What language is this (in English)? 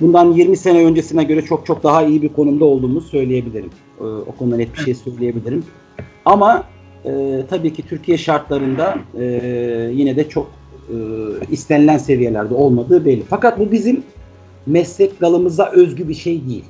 Turkish